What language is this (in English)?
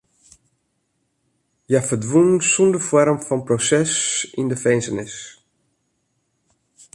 Western Frisian